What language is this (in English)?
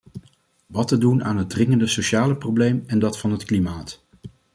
Dutch